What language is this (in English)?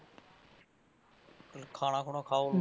Punjabi